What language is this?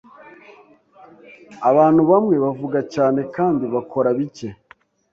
Kinyarwanda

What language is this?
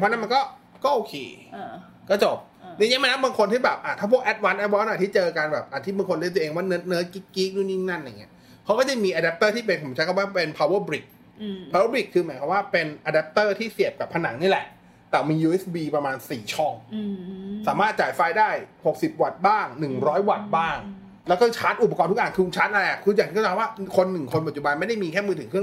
Thai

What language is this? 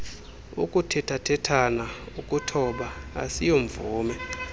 Xhosa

